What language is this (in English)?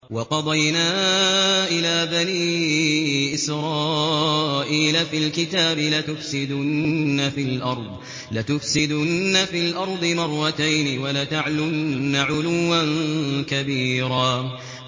Arabic